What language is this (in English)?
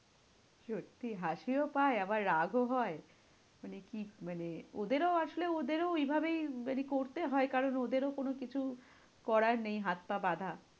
Bangla